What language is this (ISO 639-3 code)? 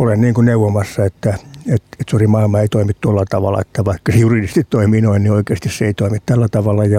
fin